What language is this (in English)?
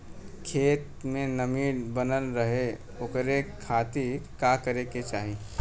Bhojpuri